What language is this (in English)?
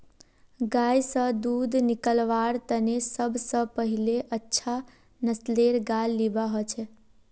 Magahi